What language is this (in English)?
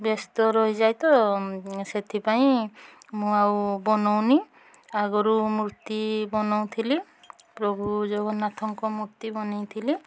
Odia